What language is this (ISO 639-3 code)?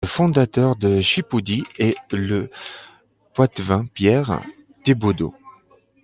fra